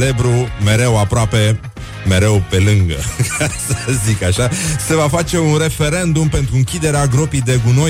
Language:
Romanian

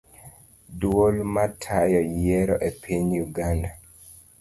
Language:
Luo (Kenya and Tanzania)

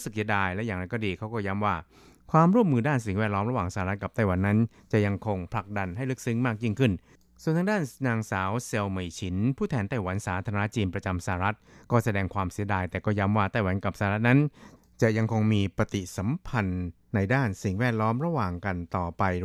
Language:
Thai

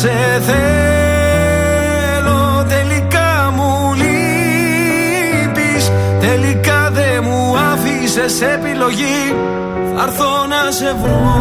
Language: Greek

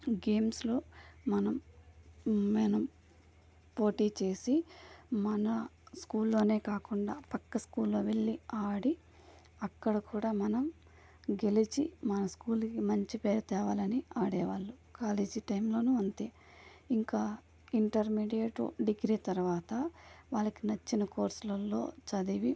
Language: Telugu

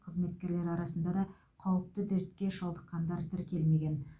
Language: Kazakh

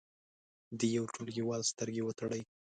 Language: Pashto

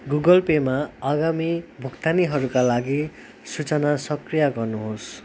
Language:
Nepali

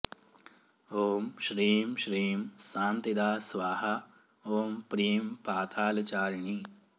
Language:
Sanskrit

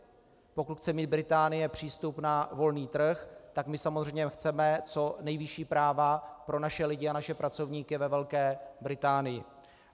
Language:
Czech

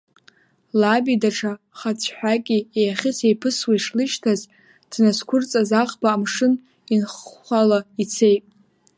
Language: Abkhazian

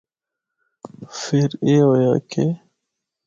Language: Northern Hindko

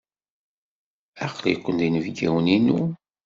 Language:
Kabyle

